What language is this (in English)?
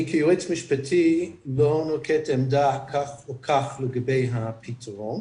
Hebrew